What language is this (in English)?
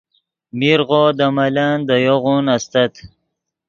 Yidgha